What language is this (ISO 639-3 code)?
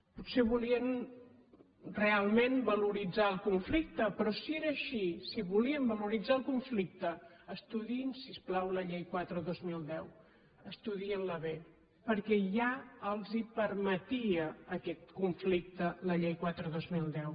cat